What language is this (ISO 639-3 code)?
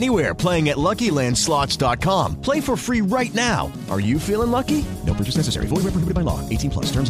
ita